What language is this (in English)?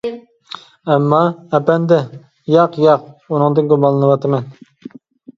Uyghur